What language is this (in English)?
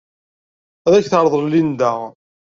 Kabyle